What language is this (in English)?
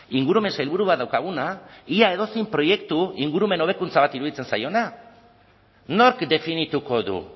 Basque